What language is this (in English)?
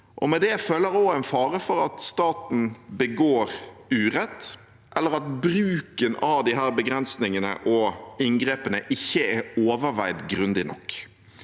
Norwegian